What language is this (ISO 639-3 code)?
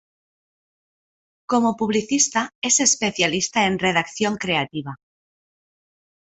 spa